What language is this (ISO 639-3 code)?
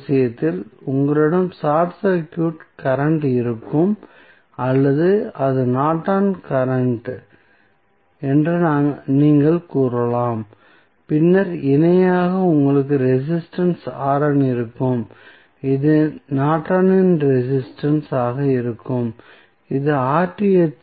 tam